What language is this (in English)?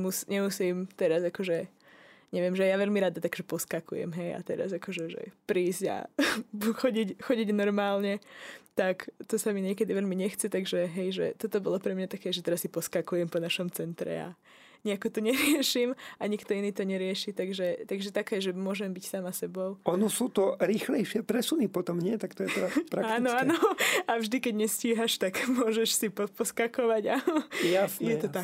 Slovak